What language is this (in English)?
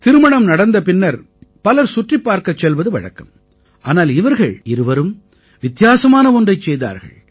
Tamil